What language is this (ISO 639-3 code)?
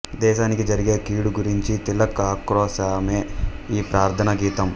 tel